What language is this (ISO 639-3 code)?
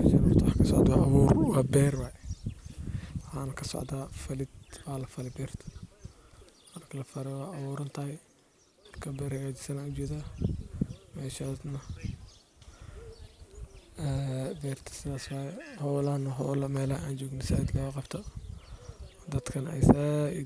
som